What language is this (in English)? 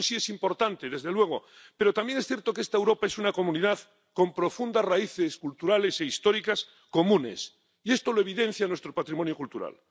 Spanish